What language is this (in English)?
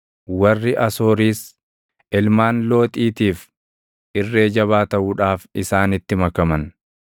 Oromo